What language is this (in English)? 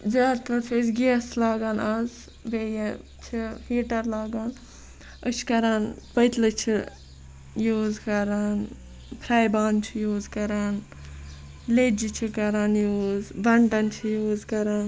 Kashmiri